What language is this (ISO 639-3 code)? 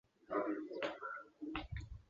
zho